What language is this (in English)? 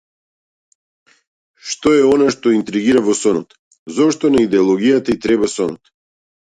Macedonian